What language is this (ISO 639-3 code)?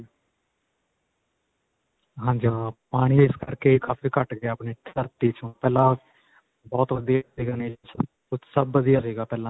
pan